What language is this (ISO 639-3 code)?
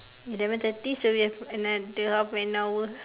eng